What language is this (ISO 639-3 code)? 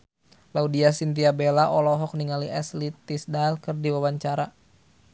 sun